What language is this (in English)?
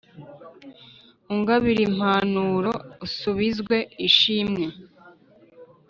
Kinyarwanda